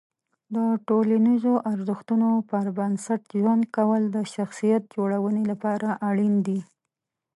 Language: Pashto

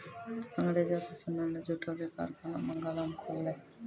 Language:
Maithili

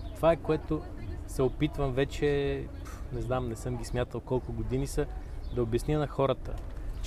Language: Bulgarian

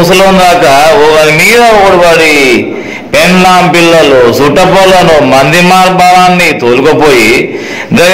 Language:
Korean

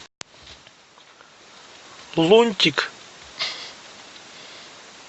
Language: Russian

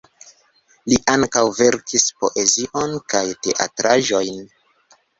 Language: Esperanto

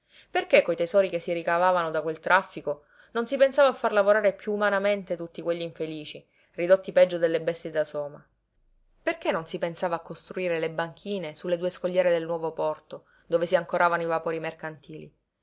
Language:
Italian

